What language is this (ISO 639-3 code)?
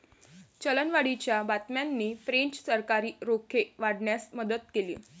mar